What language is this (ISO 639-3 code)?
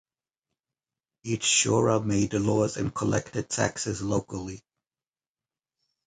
eng